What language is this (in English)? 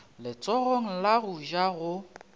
Northern Sotho